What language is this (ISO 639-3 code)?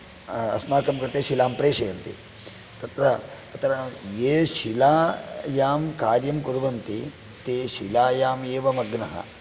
san